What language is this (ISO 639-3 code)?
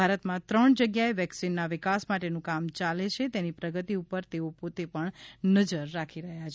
guj